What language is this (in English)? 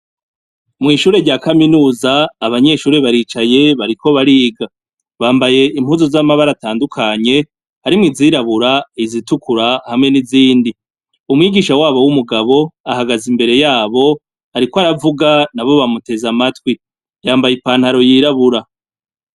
Rundi